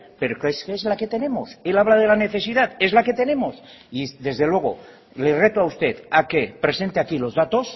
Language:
Spanish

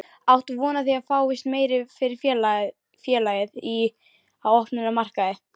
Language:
Icelandic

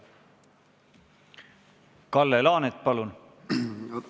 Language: Estonian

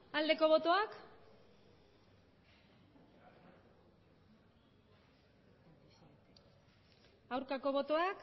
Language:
Basque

